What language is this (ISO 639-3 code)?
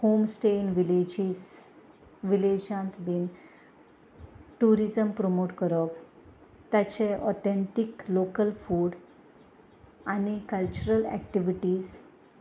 kok